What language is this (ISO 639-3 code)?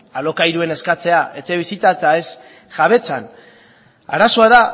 eus